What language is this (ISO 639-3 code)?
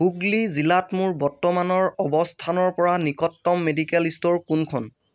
asm